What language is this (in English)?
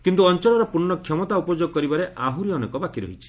Odia